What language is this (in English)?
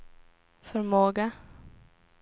Swedish